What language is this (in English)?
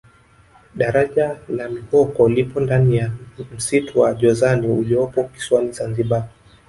Swahili